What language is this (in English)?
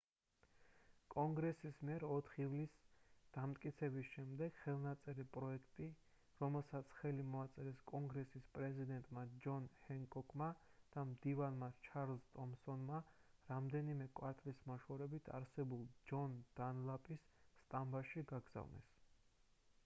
Georgian